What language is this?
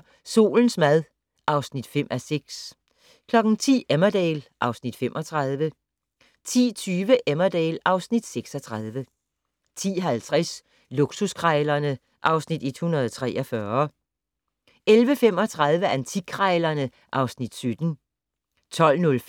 Danish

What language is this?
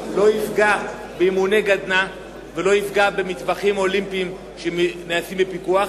Hebrew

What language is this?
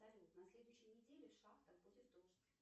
Russian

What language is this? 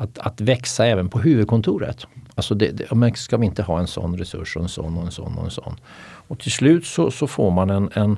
Swedish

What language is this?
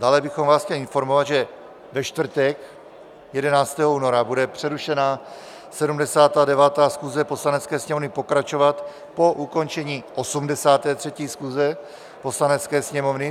Czech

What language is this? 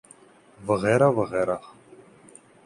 Urdu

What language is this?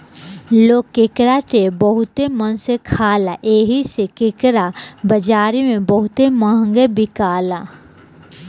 Bhojpuri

